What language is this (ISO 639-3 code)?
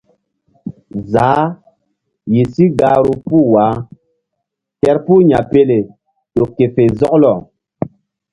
mdd